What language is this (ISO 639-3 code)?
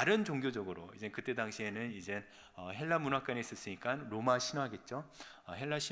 kor